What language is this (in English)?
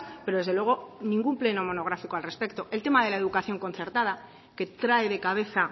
Spanish